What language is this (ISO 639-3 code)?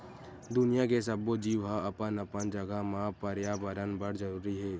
hne